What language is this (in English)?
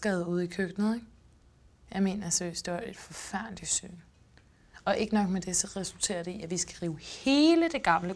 Danish